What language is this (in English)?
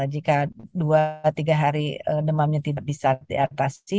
Indonesian